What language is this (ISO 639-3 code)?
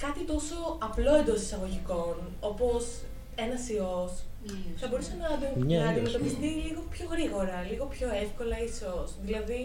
ell